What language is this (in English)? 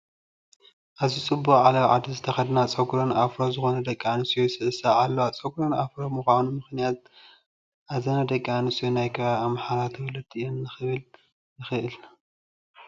Tigrinya